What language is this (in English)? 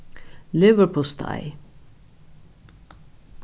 Faroese